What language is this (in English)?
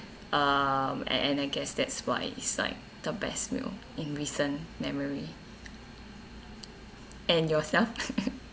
English